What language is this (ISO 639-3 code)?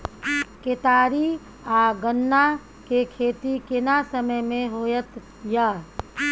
mai